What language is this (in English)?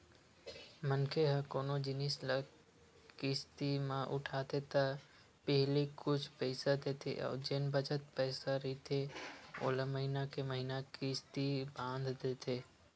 Chhattisgarhi